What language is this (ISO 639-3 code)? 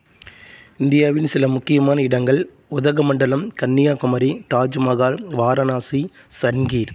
tam